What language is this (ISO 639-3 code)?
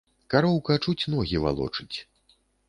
bel